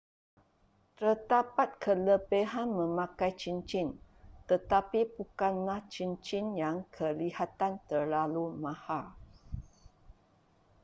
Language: Malay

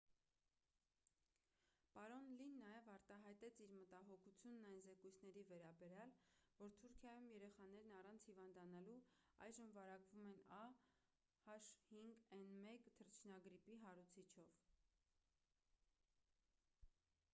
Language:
Armenian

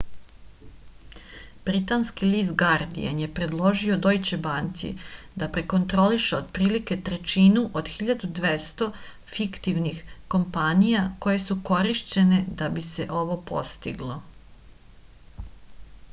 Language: Serbian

